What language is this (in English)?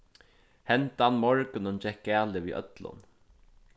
Faroese